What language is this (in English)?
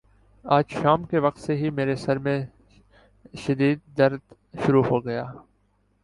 Urdu